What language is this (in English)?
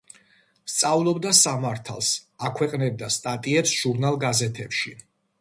Georgian